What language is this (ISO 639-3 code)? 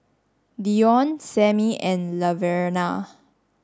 eng